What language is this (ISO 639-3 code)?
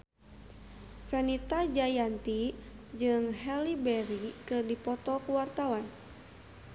sun